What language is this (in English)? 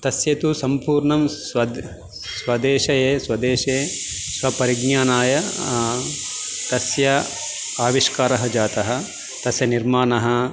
Sanskrit